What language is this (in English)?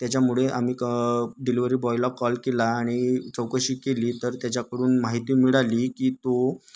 Marathi